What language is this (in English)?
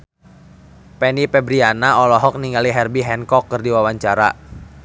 Sundanese